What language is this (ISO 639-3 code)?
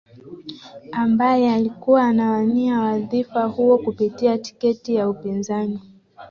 swa